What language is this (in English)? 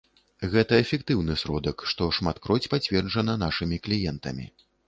Belarusian